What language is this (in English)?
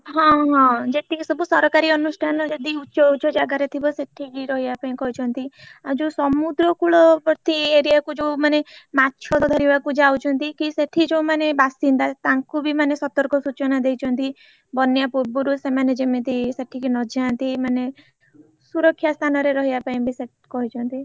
Odia